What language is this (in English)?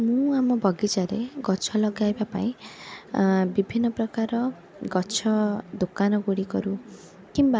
Odia